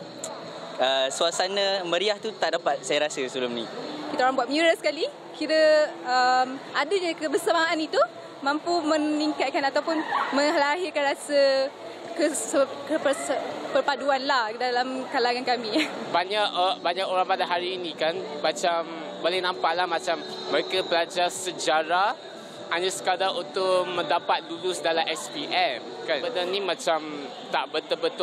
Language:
Malay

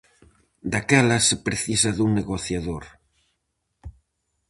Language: Galician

